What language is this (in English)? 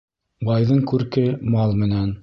Bashkir